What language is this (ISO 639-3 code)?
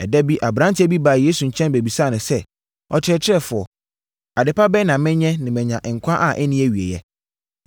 aka